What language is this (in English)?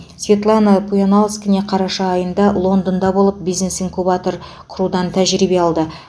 Kazakh